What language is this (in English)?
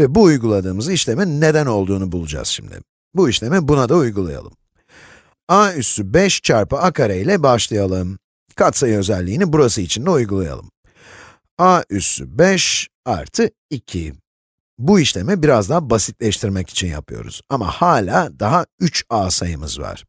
Turkish